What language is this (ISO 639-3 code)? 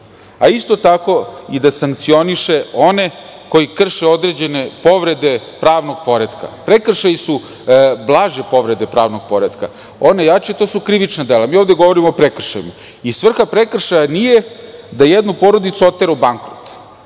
srp